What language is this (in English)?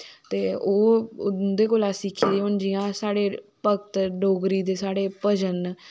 Dogri